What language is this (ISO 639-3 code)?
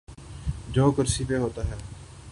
urd